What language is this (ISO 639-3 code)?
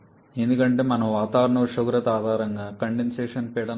tel